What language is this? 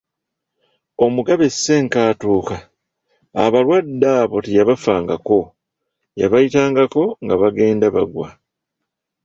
Ganda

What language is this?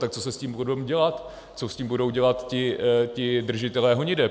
Czech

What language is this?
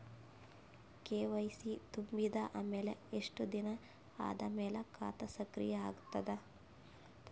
Kannada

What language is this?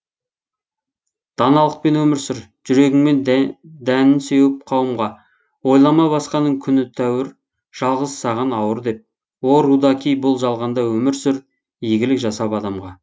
Kazakh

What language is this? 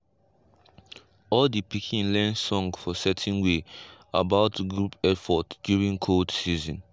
Nigerian Pidgin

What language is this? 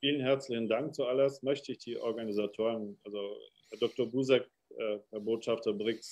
German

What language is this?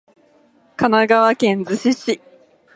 Japanese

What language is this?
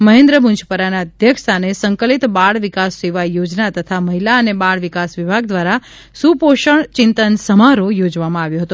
Gujarati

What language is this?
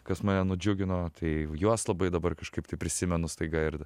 Lithuanian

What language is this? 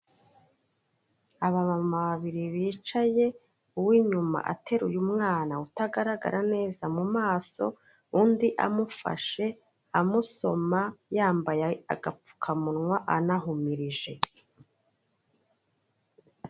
Kinyarwanda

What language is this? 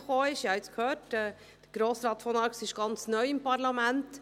Swiss German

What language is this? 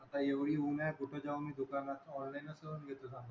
Marathi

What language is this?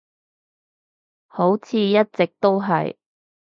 Cantonese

